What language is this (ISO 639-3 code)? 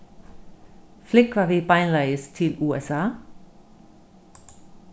fao